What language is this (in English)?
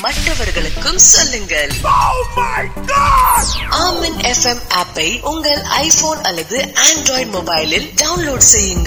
Urdu